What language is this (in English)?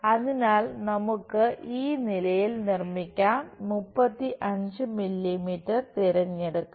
Malayalam